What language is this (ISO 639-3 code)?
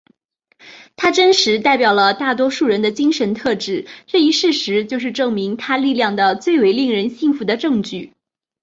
zho